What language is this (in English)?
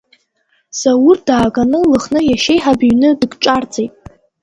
Abkhazian